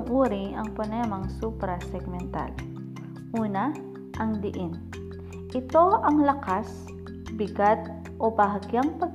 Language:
Filipino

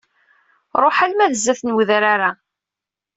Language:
Kabyle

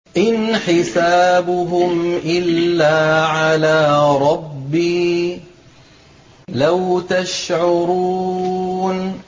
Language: Arabic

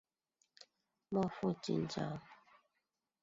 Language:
Chinese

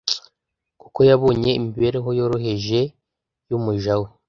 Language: Kinyarwanda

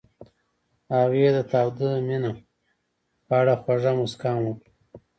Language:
Pashto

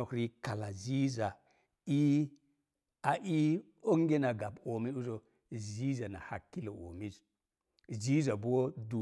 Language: Mom Jango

